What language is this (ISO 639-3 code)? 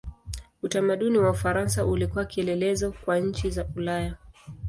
swa